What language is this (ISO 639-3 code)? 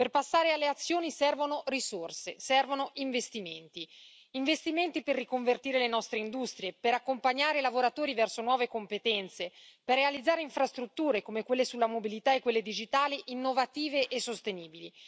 ita